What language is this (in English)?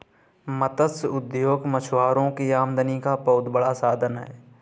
Hindi